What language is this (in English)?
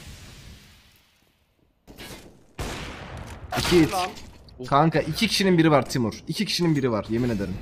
Turkish